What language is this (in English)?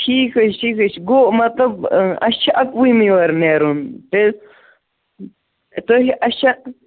Kashmiri